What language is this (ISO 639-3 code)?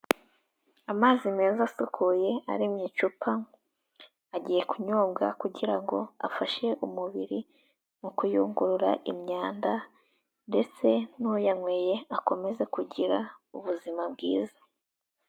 kin